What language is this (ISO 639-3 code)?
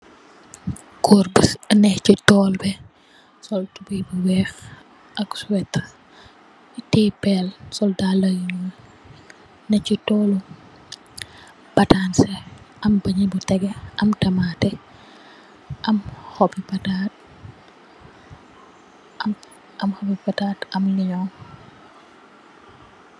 wol